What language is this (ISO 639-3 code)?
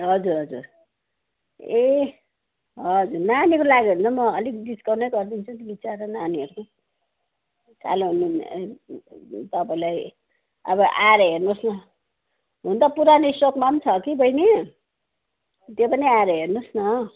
nep